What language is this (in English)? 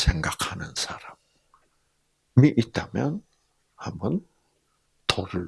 Korean